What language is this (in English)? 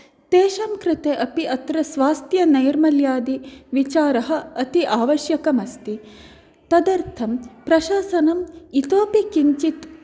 Sanskrit